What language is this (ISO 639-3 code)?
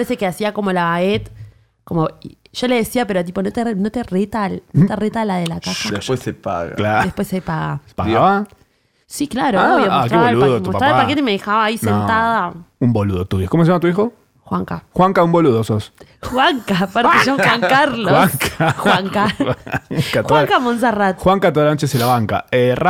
spa